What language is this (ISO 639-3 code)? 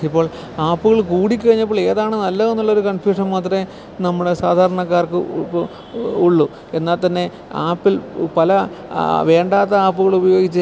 mal